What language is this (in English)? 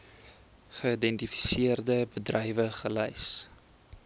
Afrikaans